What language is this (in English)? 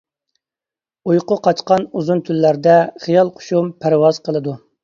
Uyghur